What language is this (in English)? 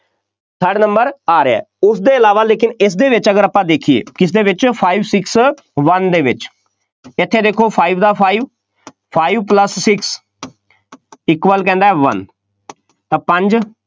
Punjabi